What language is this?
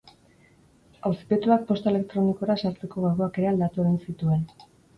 Basque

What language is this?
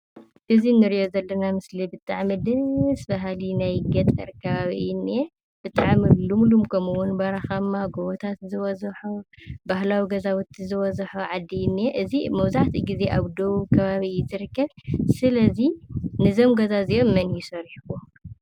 Tigrinya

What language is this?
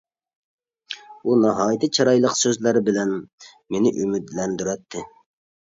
Uyghur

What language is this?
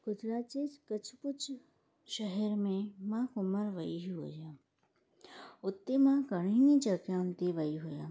Sindhi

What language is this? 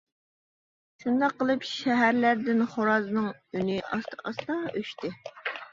Uyghur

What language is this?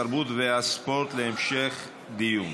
Hebrew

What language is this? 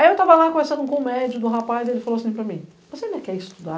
Portuguese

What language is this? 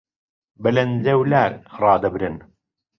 Central Kurdish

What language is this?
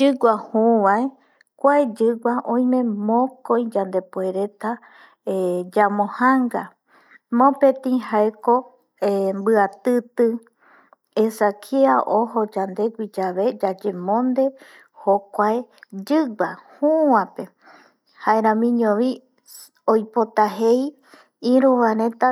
Eastern Bolivian Guaraní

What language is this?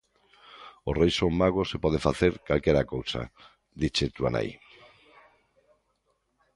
Galician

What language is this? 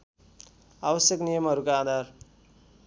Nepali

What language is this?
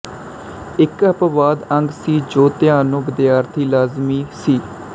Punjabi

